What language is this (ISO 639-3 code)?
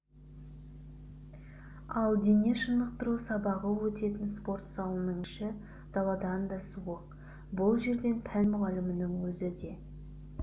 kaz